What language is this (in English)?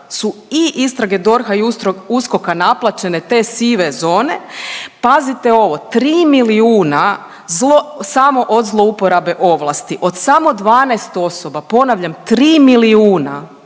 Croatian